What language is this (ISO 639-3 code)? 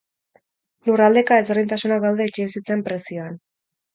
eus